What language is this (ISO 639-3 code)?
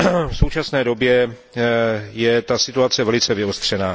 ces